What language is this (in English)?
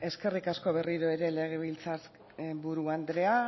Basque